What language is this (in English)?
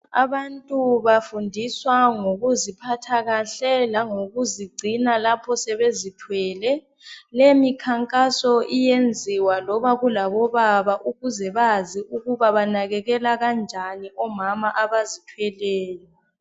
North Ndebele